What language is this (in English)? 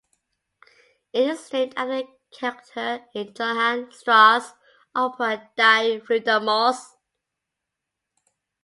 English